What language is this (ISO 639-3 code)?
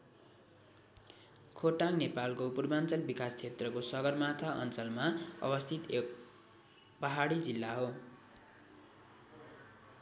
nep